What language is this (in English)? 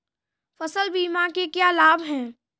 Hindi